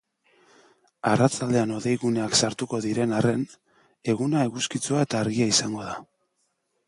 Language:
Basque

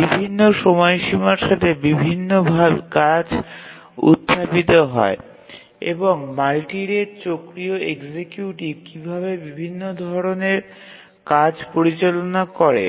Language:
Bangla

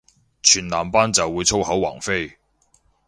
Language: Cantonese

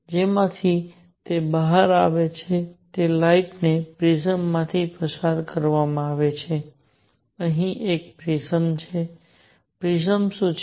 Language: Gujarati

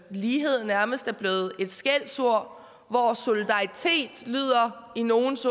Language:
Danish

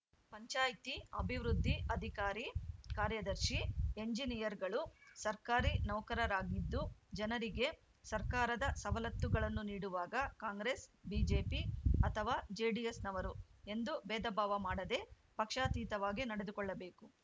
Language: Kannada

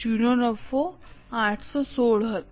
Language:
Gujarati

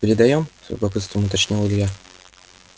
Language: Russian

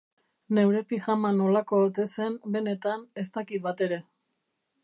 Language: Basque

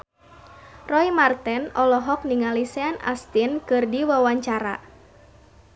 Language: Sundanese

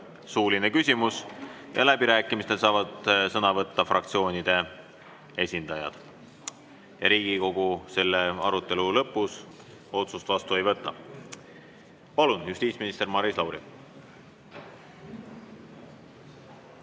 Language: Estonian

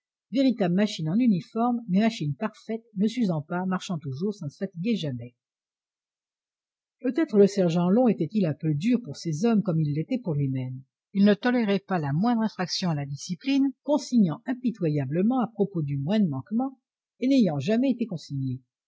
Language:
French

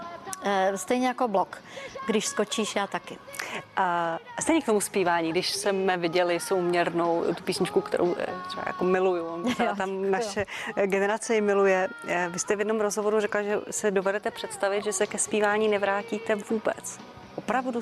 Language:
Czech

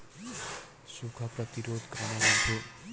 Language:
Chhattisgarhi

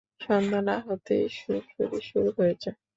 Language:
Bangla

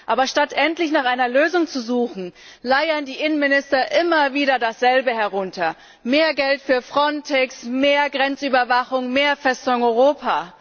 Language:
German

